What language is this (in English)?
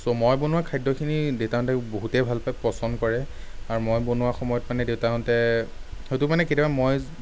Assamese